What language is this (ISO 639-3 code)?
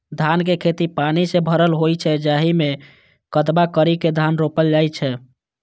mai